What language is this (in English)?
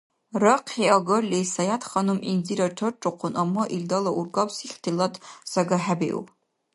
Dargwa